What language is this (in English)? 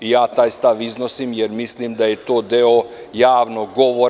Serbian